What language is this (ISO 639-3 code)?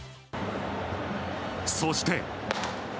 jpn